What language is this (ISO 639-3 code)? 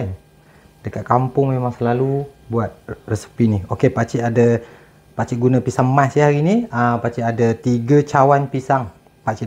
msa